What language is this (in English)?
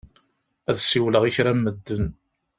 Kabyle